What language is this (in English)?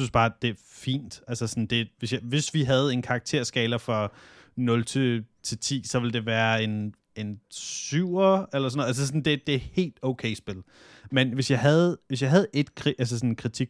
Danish